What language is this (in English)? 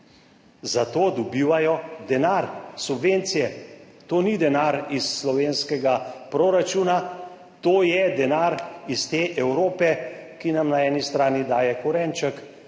Slovenian